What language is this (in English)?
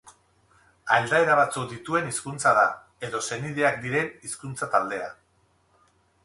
Basque